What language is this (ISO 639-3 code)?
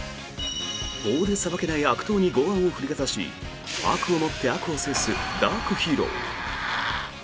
jpn